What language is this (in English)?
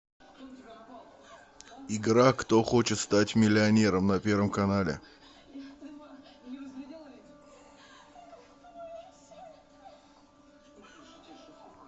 Russian